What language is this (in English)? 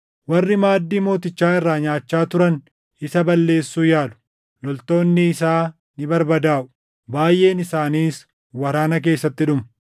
Oromo